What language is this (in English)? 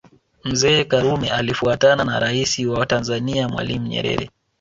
Swahili